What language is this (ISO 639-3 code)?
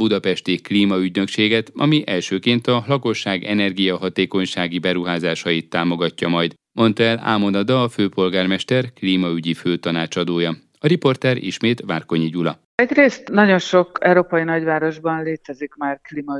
hun